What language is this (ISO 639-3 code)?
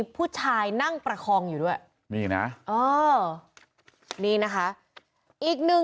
tha